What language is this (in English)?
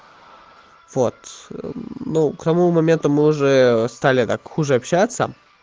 Russian